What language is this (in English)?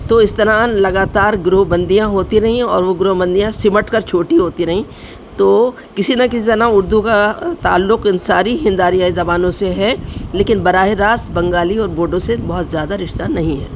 Urdu